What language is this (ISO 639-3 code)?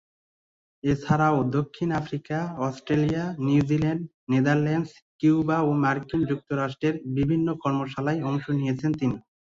ben